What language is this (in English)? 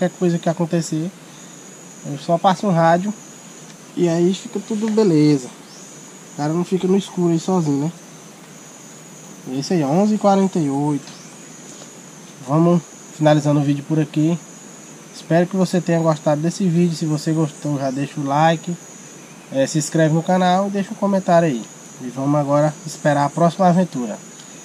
Portuguese